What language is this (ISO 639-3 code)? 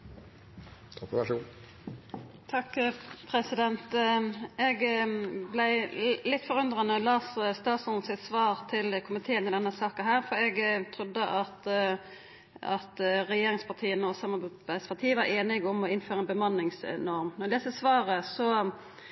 nno